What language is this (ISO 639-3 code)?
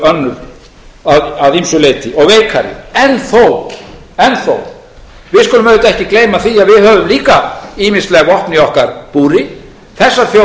isl